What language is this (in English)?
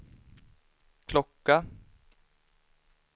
Swedish